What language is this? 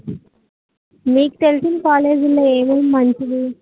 Telugu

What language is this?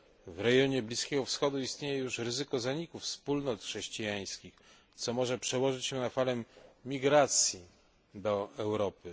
Polish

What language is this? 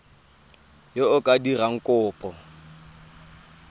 Tswana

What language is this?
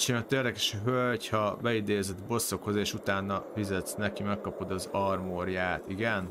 Hungarian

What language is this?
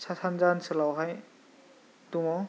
Bodo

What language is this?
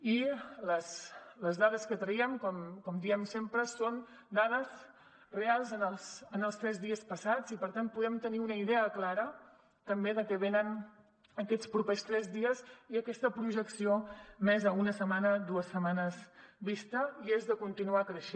Catalan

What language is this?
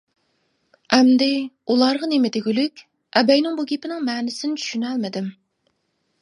Uyghur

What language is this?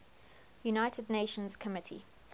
English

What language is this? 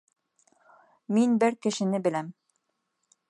Bashkir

